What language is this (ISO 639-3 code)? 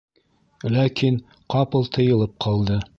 bak